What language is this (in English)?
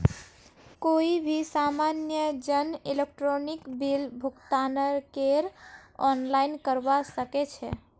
Magahi